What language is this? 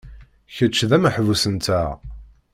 Kabyle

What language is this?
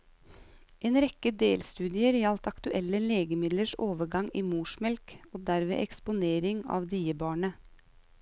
Norwegian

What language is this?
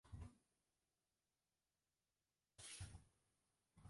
Chinese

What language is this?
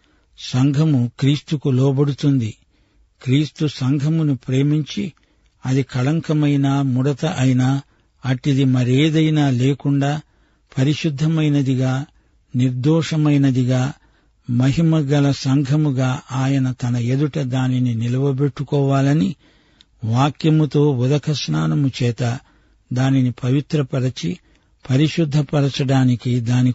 Telugu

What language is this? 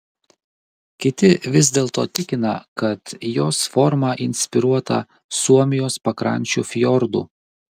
Lithuanian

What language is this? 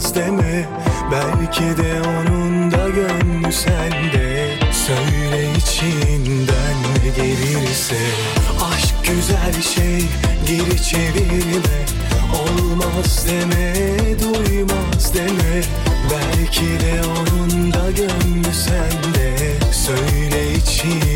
Turkish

